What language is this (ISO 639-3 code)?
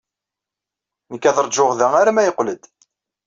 kab